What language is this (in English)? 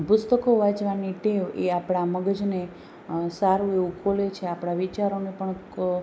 Gujarati